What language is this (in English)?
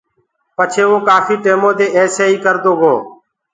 Gurgula